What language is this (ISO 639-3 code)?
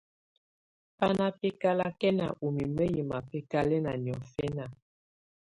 tvu